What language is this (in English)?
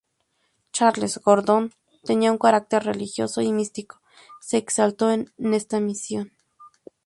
Spanish